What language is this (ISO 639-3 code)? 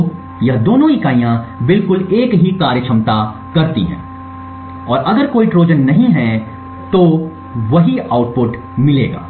hin